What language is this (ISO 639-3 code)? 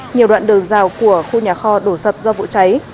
vie